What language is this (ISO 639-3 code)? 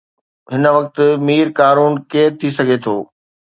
snd